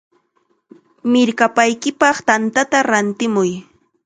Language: Chiquián Ancash Quechua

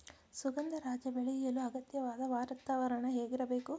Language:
Kannada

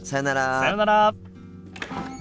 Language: Japanese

